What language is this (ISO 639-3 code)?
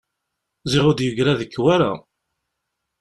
kab